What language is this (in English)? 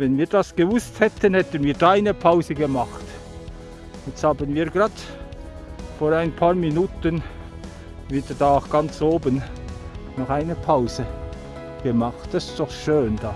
German